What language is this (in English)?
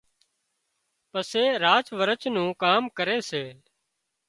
Wadiyara Koli